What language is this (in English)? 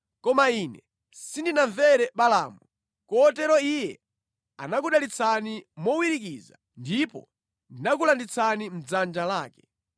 Nyanja